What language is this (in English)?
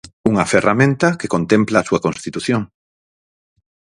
Galician